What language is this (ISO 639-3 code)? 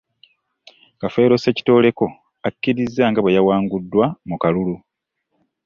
lug